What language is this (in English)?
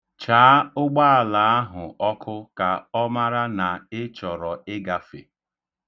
Igbo